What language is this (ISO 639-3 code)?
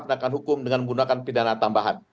ind